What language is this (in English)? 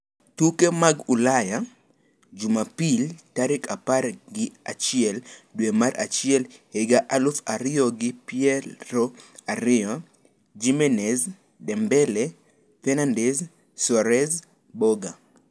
Luo (Kenya and Tanzania)